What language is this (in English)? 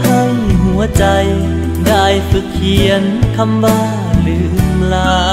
Thai